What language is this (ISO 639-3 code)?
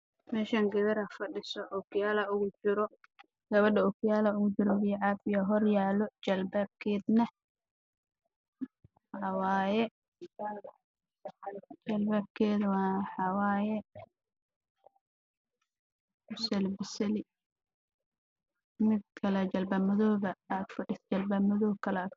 som